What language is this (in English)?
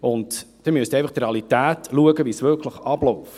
Swiss German